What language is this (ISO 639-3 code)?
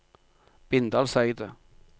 nor